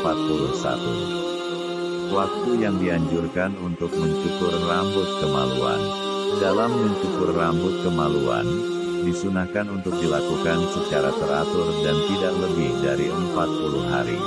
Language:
Indonesian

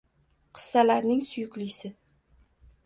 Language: Uzbek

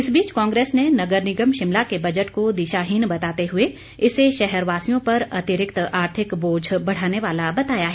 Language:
Hindi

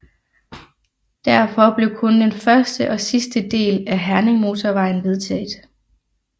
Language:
Danish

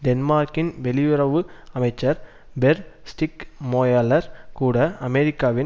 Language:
Tamil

